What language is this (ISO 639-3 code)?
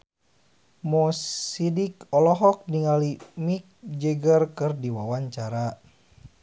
sun